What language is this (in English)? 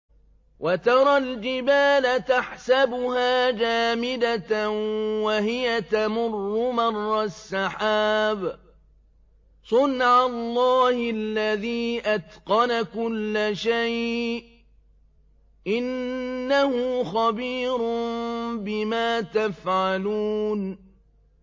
Arabic